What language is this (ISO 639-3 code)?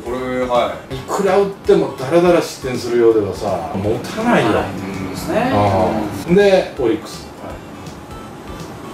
jpn